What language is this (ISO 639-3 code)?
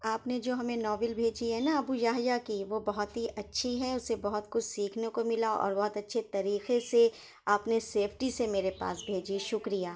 urd